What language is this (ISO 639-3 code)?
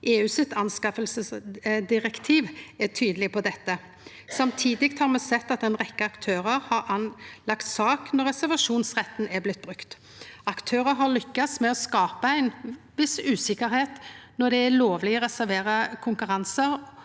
nor